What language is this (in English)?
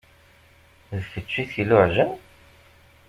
Kabyle